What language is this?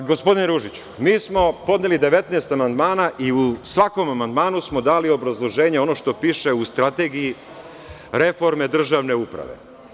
Serbian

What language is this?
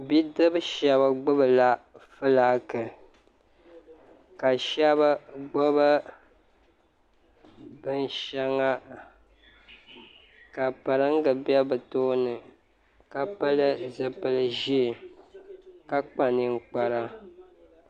Dagbani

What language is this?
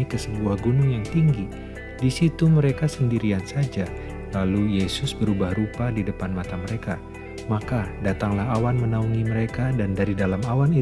Indonesian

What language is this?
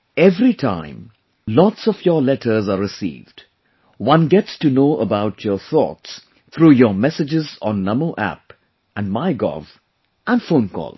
English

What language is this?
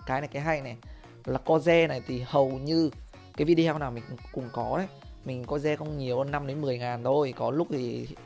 Vietnamese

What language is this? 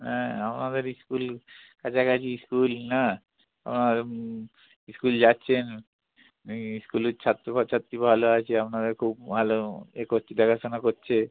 Bangla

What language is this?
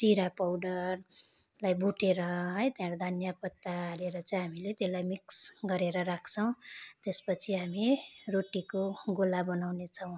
Nepali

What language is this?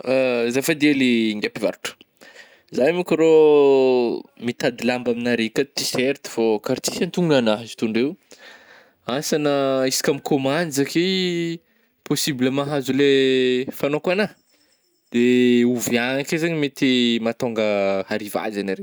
Northern Betsimisaraka Malagasy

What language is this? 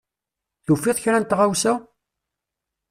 Kabyle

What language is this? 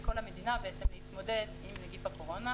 Hebrew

